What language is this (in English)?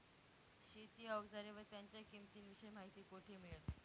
Marathi